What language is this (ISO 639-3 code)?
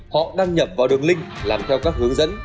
vie